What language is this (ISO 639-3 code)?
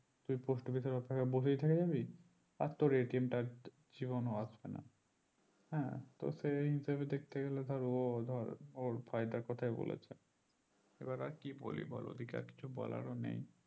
ben